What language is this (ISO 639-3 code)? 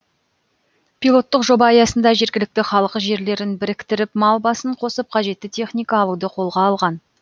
kaz